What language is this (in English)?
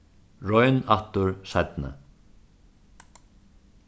Faroese